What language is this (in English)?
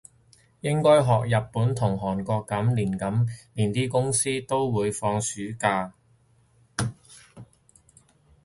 Cantonese